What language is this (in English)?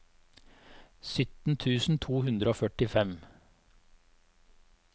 Norwegian